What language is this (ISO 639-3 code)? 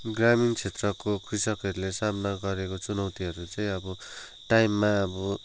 nep